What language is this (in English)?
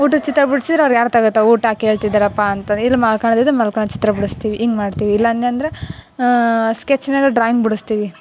Kannada